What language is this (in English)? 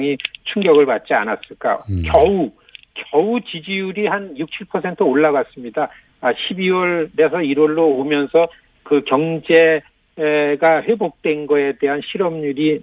Korean